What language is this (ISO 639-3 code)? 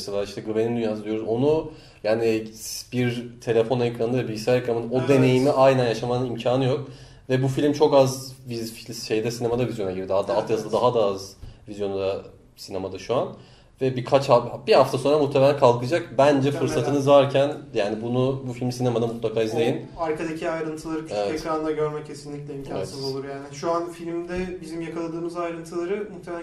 tur